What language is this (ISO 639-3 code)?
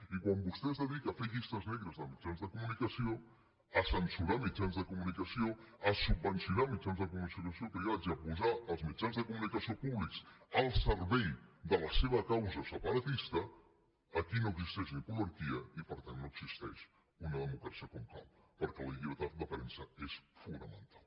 cat